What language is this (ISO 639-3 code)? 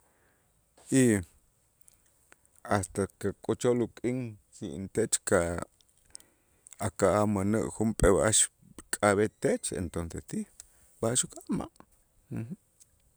itz